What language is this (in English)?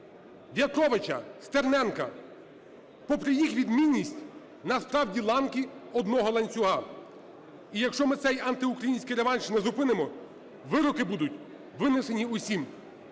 Ukrainian